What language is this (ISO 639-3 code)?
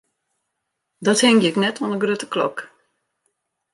fry